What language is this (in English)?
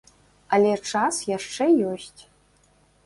Belarusian